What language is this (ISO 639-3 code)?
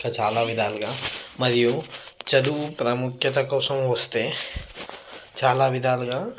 tel